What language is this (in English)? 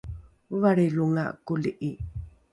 Rukai